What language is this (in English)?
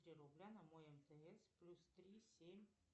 Russian